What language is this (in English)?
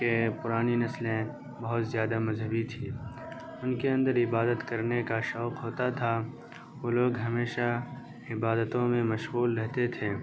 Urdu